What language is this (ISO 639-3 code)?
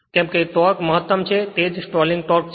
guj